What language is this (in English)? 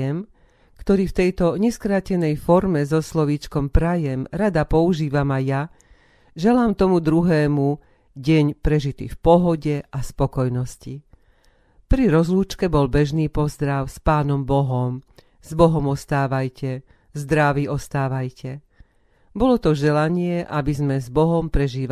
Slovak